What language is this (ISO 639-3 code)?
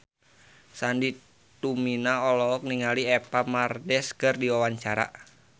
sun